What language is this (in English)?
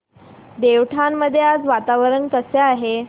Marathi